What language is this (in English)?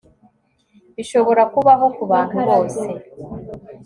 Kinyarwanda